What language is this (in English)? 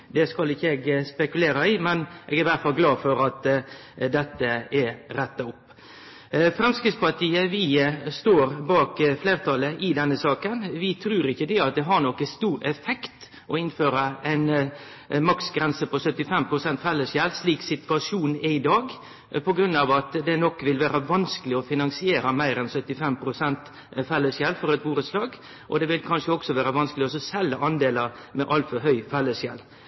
Norwegian Nynorsk